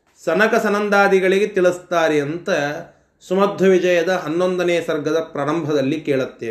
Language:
Kannada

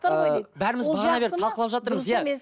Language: Kazakh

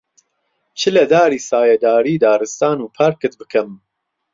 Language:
Central Kurdish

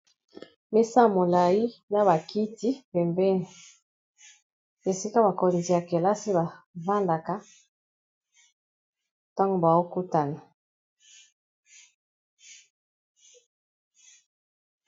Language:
Lingala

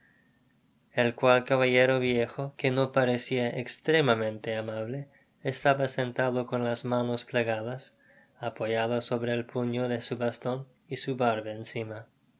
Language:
Spanish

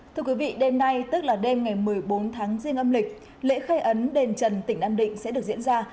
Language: Vietnamese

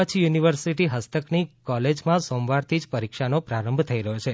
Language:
Gujarati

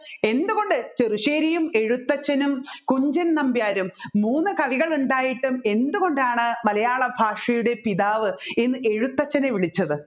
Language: Malayalam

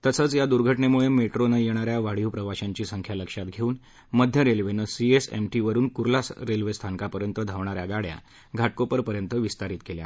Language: Marathi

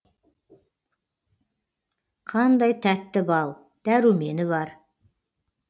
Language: Kazakh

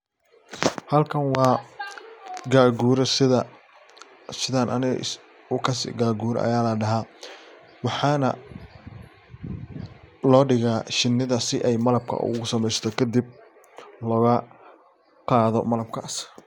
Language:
Somali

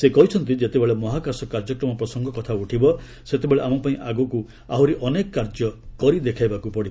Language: Odia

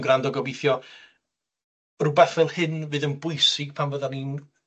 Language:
Welsh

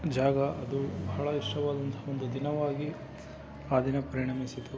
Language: Kannada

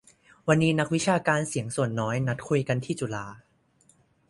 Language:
Thai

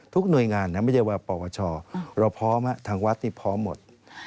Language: Thai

